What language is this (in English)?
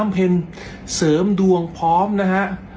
Thai